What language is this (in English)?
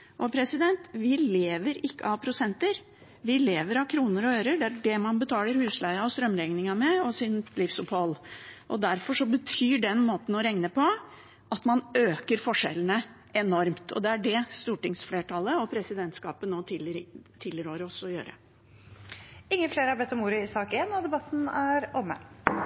Norwegian Bokmål